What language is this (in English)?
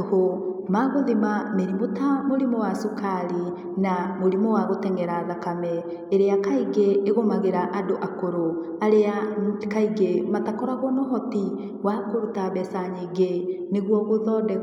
Kikuyu